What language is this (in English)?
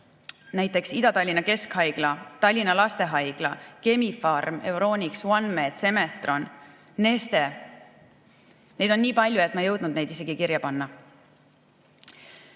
Estonian